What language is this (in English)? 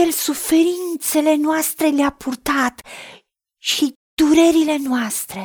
Romanian